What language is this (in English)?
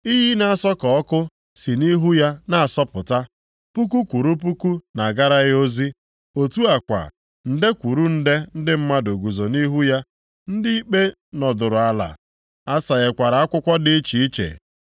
Igbo